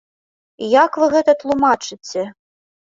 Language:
Belarusian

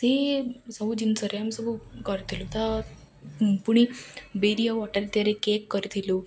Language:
Odia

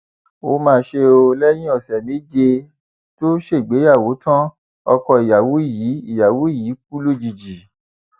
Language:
Yoruba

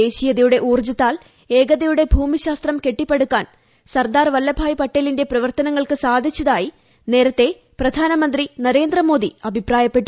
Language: Malayalam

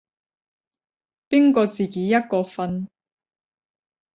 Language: Cantonese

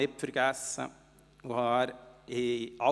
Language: Swiss German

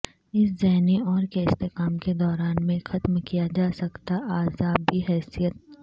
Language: Urdu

